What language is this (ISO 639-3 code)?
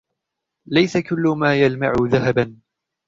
ara